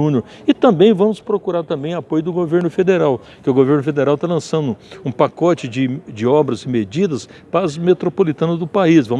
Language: Portuguese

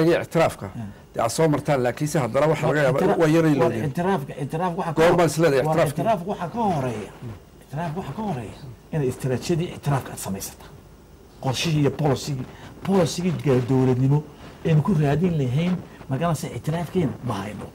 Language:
Arabic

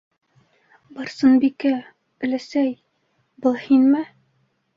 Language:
Bashkir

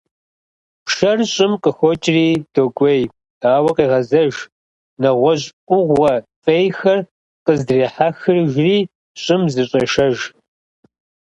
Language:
Kabardian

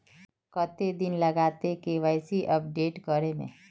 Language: Magahi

